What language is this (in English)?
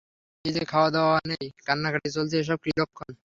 Bangla